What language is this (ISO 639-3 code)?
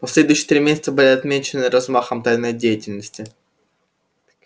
rus